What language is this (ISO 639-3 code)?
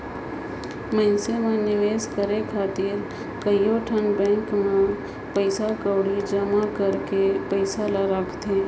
hne